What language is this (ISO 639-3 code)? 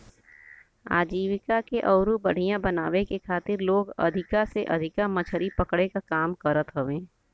bho